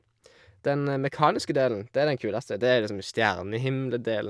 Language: Norwegian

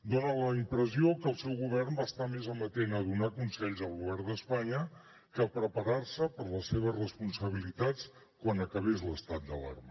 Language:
Catalan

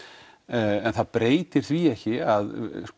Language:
Icelandic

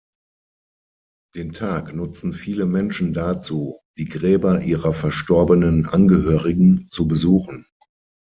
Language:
German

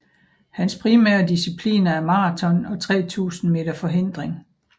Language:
Danish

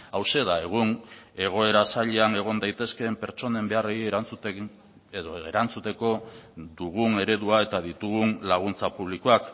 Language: Basque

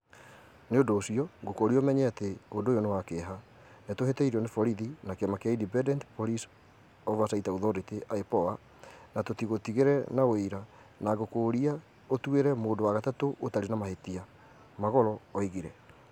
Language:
Kikuyu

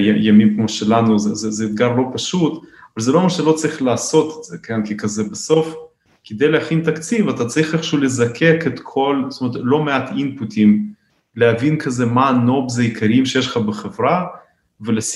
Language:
Hebrew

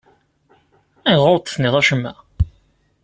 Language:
Kabyle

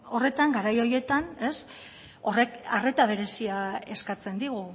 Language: Basque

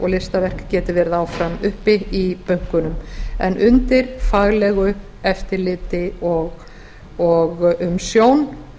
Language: Icelandic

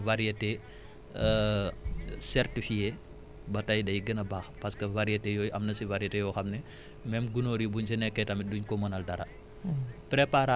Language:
Wolof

